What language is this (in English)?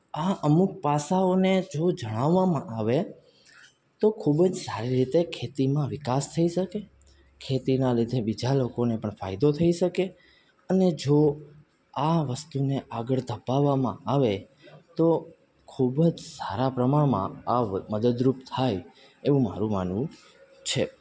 Gujarati